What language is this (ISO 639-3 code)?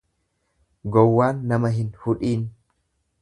orm